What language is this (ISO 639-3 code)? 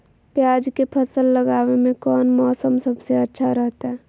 mag